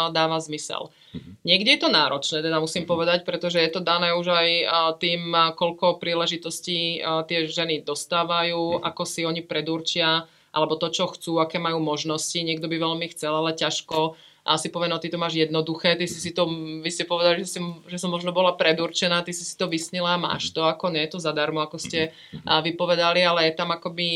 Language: Czech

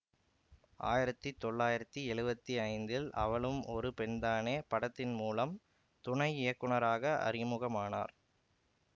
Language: Tamil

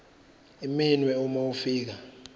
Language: Zulu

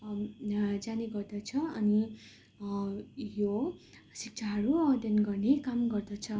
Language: Nepali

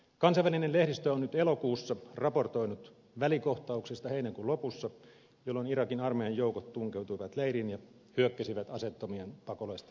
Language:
Finnish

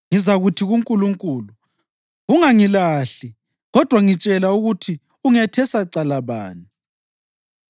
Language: North Ndebele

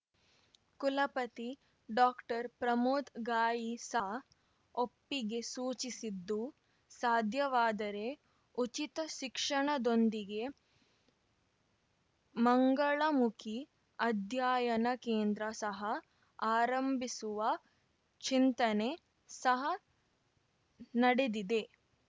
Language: Kannada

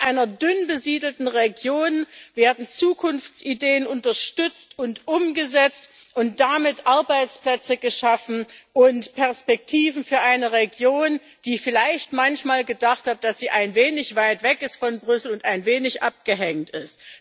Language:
German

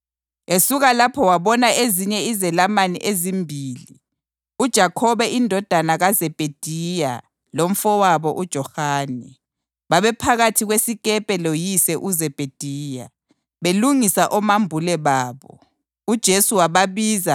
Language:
North Ndebele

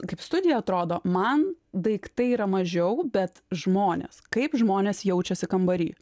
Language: Lithuanian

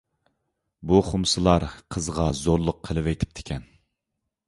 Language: Uyghur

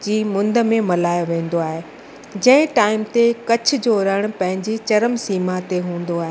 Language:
Sindhi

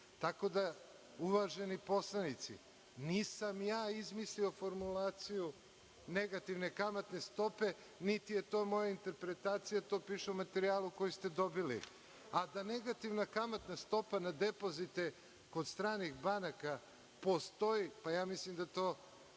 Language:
Serbian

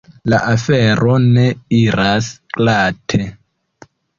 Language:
Esperanto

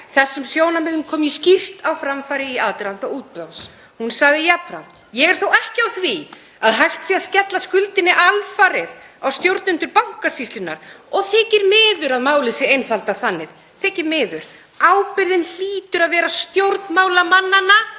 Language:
Icelandic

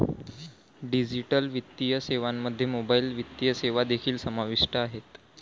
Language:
Marathi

